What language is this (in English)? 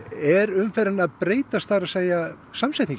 Icelandic